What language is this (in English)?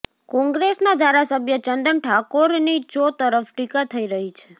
Gujarati